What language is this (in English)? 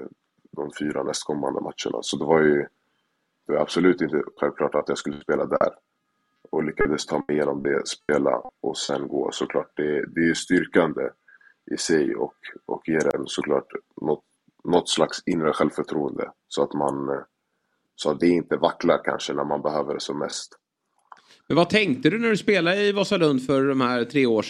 Swedish